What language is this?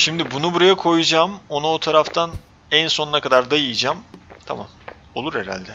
Turkish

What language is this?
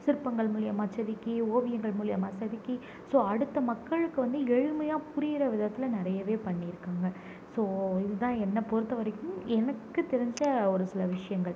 Tamil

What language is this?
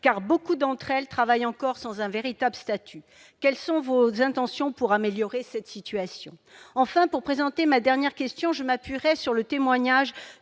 French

